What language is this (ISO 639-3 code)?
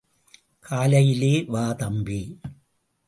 tam